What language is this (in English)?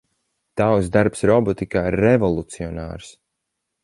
Latvian